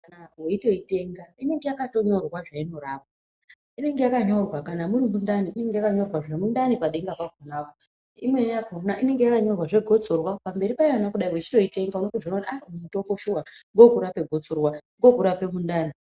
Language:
Ndau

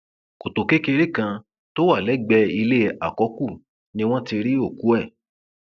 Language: Yoruba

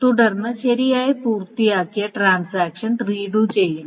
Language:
Malayalam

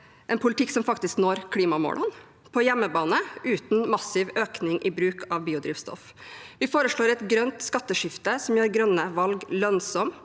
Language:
Norwegian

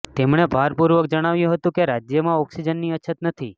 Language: Gujarati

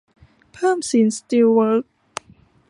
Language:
Thai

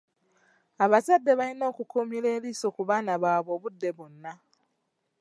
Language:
Ganda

